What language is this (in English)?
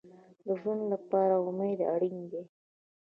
Pashto